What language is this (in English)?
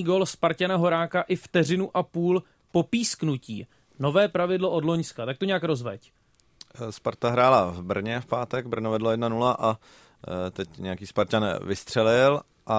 Czech